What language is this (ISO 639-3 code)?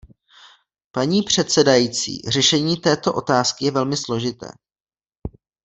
ces